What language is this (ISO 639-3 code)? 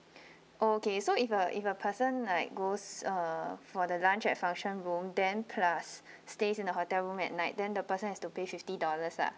eng